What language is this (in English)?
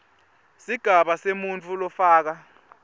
Swati